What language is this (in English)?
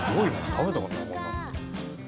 Japanese